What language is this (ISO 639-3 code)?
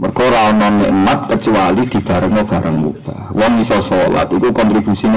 ind